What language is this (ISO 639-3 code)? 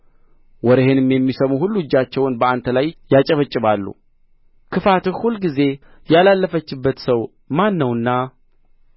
amh